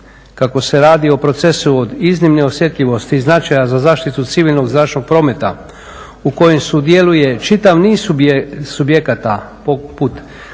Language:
Croatian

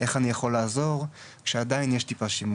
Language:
Hebrew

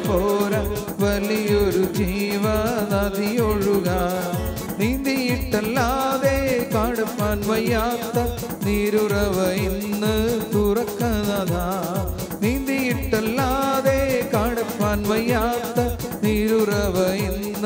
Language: Malayalam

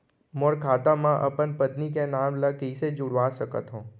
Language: Chhattisgarhi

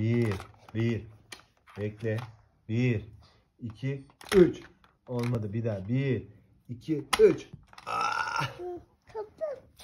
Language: Turkish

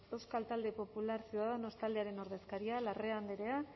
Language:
Basque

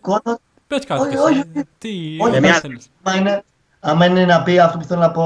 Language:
Greek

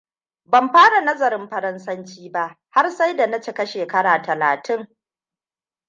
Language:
Hausa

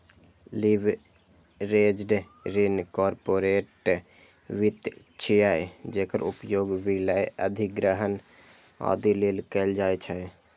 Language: Maithili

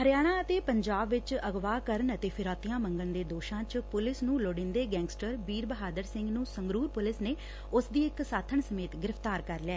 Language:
Punjabi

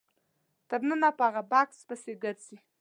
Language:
Pashto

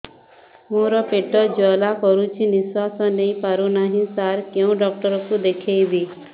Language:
Odia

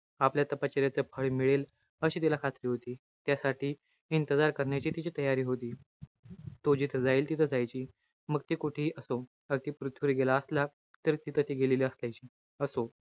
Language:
Marathi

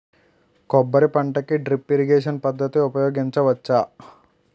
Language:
Telugu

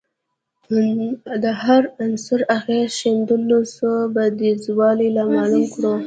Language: Pashto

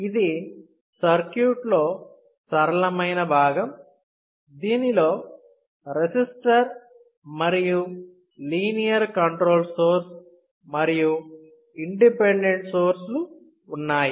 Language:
Telugu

